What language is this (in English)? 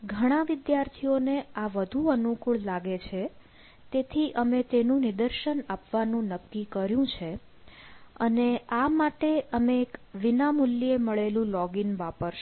Gujarati